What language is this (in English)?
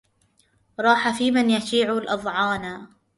Arabic